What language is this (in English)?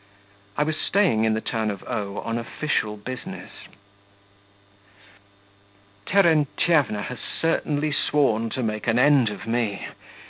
English